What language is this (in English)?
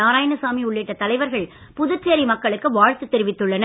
Tamil